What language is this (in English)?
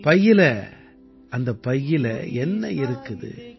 Tamil